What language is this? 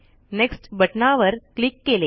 Marathi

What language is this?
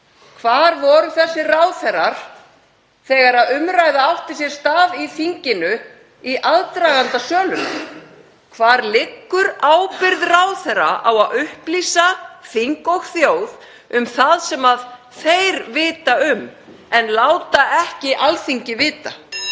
Icelandic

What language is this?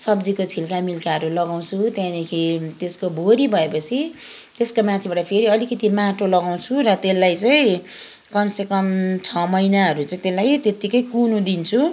Nepali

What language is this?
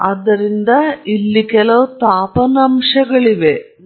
Kannada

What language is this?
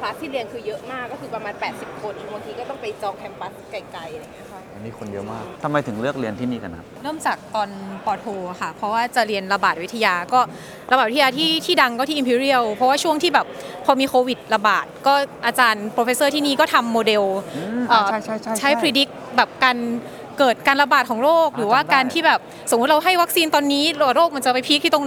Thai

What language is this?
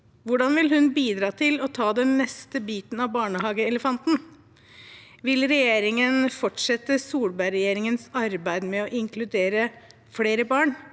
Norwegian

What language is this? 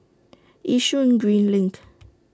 English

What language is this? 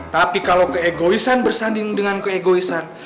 Indonesian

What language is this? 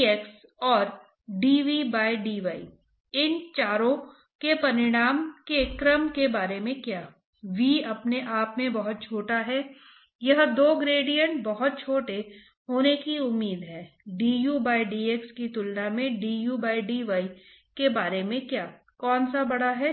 Hindi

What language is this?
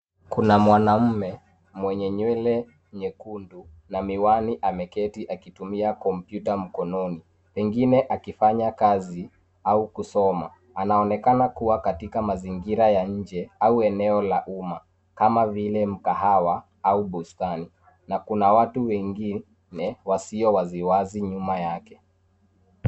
Swahili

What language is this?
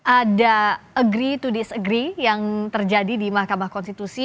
Indonesian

